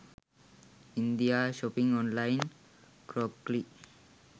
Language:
Sinhala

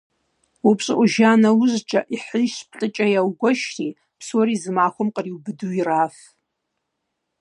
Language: Kabardian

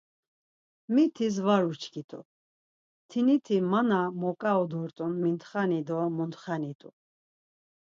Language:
Laz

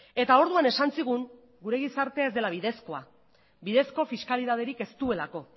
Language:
Basque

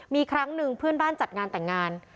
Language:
Thai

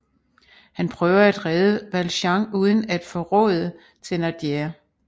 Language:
Danish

